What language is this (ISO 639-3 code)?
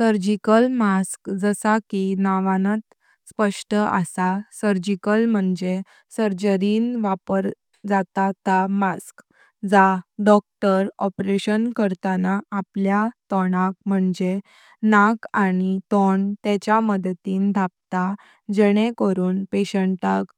kok